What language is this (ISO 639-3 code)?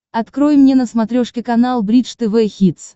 rus